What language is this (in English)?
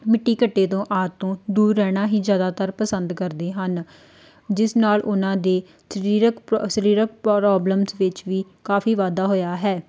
Punjabi